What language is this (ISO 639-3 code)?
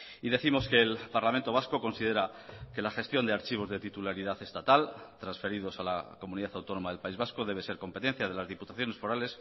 spa